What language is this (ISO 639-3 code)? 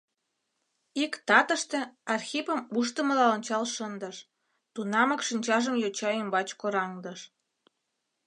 chm